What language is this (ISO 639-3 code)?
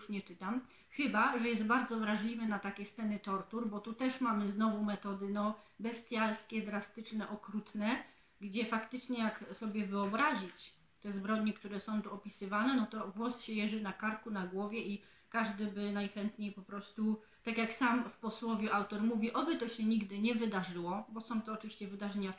pol